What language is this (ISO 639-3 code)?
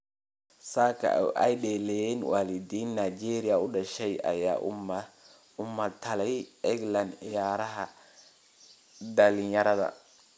som